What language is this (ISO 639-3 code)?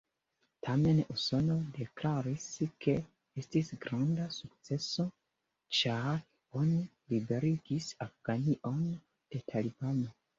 epo